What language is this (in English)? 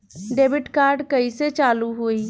Bhojpuri